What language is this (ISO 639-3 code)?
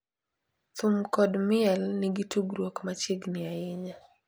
luo